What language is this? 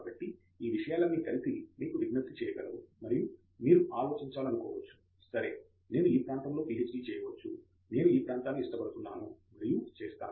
Telugu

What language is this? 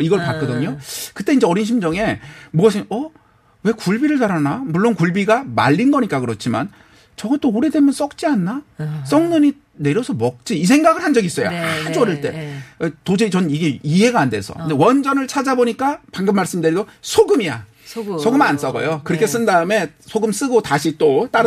Korean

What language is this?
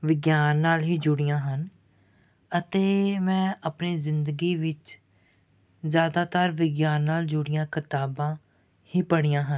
Punjabi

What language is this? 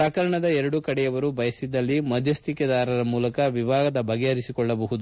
Kannada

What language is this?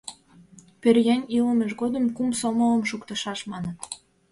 Mari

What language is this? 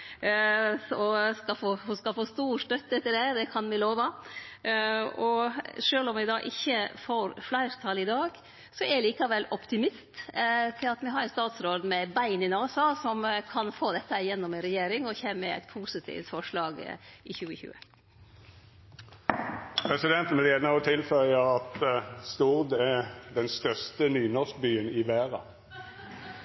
Norwegian Nynorsk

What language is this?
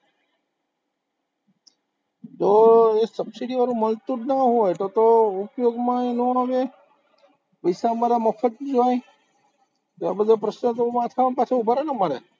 Gujarati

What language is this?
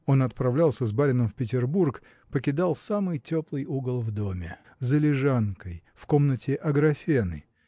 Russian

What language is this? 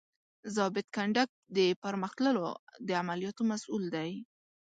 Pashto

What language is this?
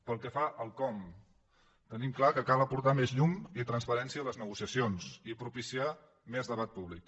Catalan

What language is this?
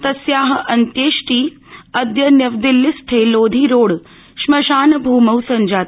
Sanskrit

